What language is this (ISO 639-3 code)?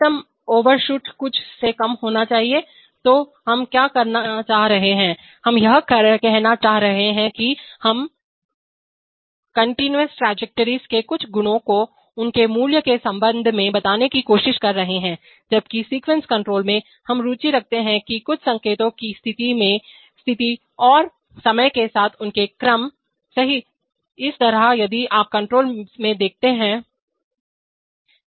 hin